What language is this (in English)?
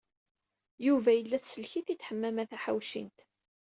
Kabyle